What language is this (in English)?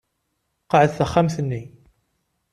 Kabyle